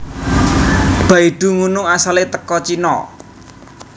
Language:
Javanese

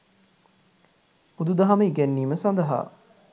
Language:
Sinhala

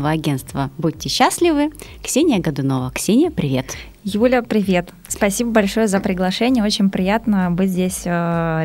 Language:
Russian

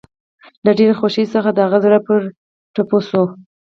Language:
Pashto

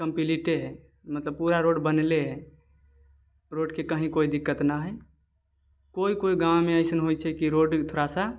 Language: Maithili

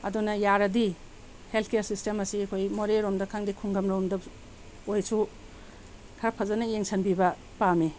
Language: Manipuri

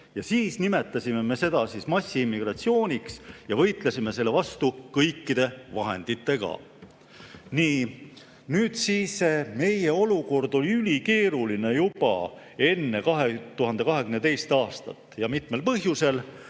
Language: Estonian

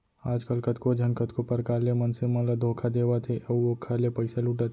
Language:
Chhattisgarhi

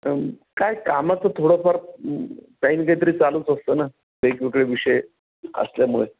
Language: Marathi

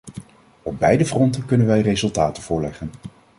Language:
Dutch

